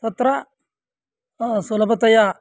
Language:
Sanskrit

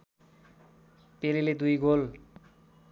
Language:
Nepali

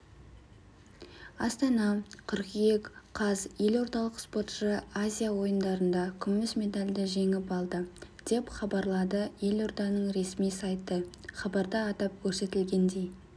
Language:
Kazakh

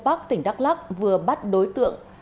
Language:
Vietnamese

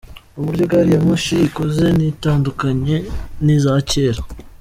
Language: Kinyarwanda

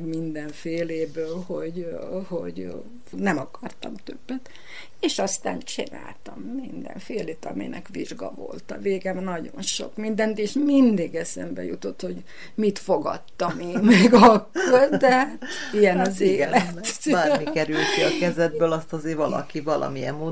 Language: Hungarian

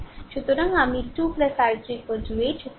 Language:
Bangla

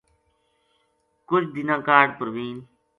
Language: Gujari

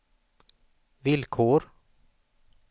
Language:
Swedish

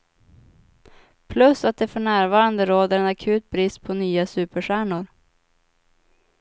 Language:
Swedish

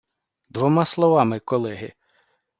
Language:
Ukrainian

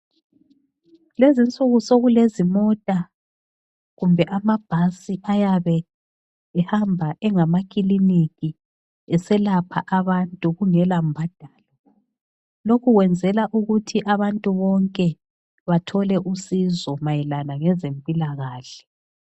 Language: North Ndebele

